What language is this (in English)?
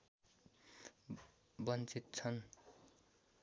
Nepali